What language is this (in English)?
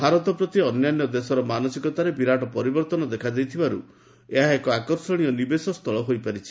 Odia